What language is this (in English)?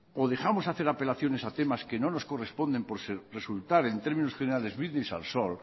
Spanish